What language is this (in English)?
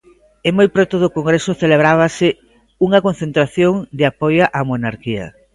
Galician